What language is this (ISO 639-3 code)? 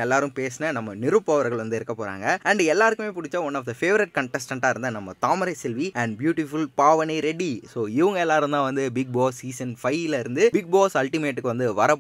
tam